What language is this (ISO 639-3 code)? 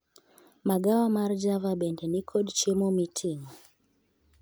luo